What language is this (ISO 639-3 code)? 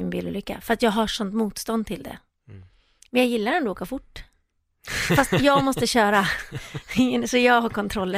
swe